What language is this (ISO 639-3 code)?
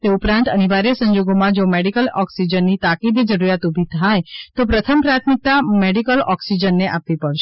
guj